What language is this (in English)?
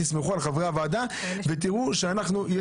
Hebrew